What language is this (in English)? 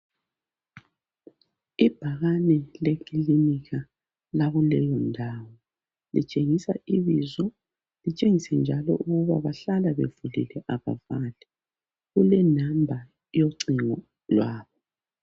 North Ndebele